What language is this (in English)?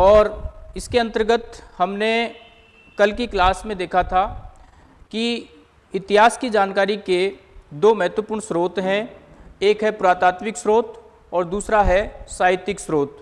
Hindi